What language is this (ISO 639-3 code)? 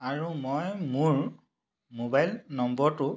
asm